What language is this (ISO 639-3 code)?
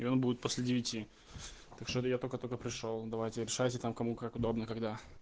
rus